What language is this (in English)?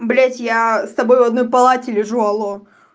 Russian